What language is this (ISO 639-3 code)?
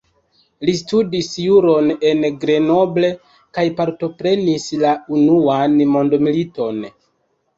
epo